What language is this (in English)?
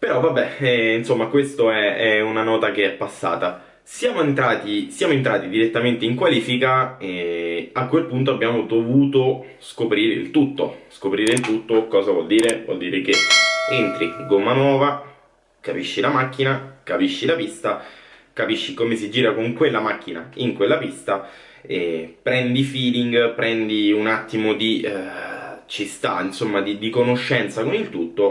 Italian